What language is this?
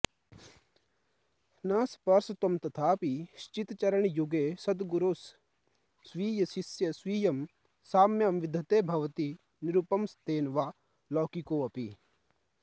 Sanskrit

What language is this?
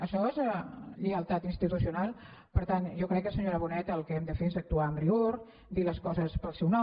Catalan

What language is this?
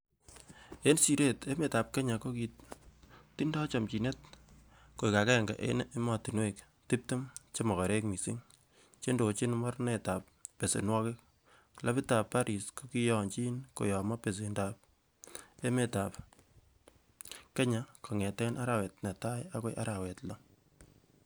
Kalenjin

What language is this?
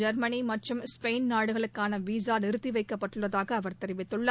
Tamil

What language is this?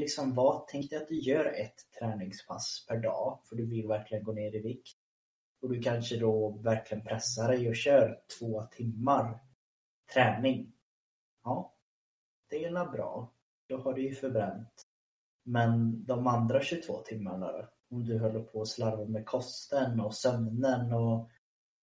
Swedish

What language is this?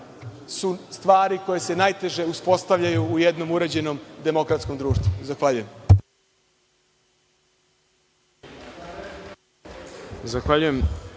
Serbian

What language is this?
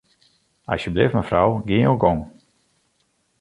Western Frisian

